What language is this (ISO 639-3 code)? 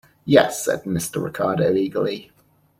eng